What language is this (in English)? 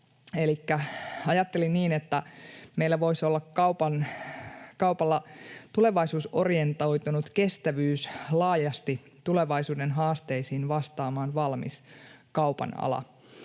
Finnish